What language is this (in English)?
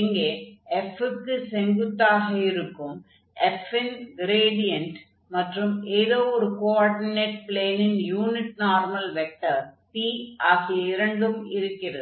Tamil